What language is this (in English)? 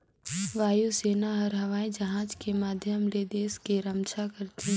Chhattisgarhi